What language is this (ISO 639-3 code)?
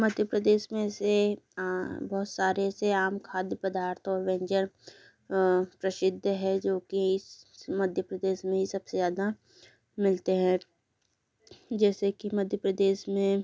hin